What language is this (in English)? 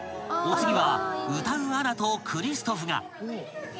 Japanese